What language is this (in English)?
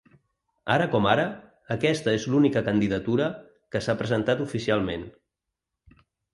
Catalan